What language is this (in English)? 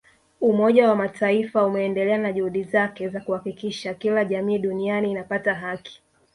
Swahili